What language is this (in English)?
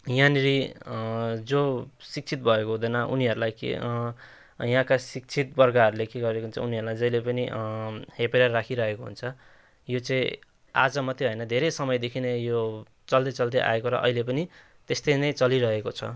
Nepali